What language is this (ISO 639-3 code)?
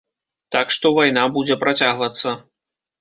bel